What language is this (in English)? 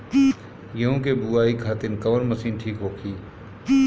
Bhojpuri